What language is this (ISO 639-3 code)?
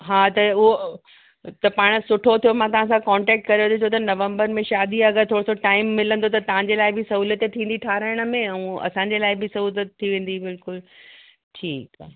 snd